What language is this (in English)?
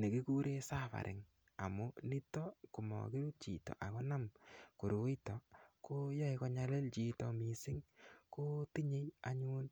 Kalenjin